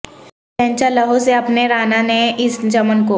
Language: Urdu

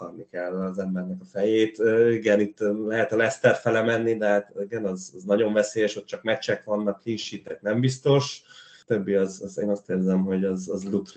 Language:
Hungarian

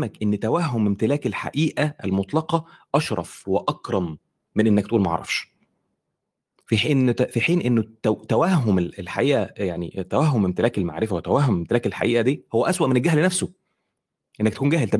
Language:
Arabic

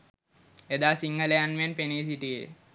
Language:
Sinhala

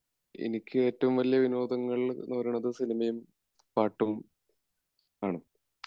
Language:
Malayalam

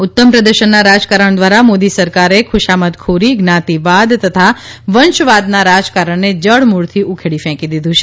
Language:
Gujarati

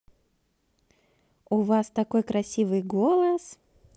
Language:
Russian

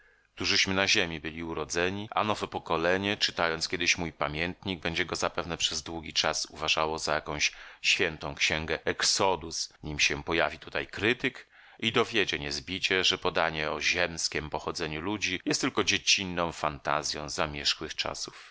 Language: Polish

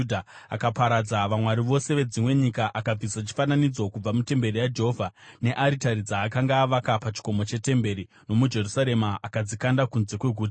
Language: Shona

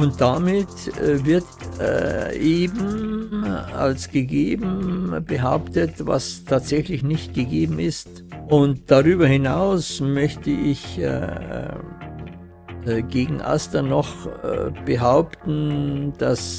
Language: German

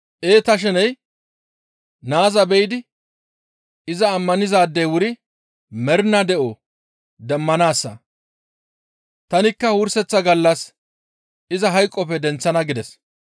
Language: Gamo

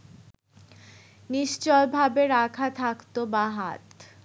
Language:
Bangla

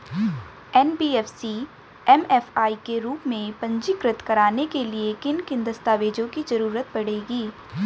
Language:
Hindi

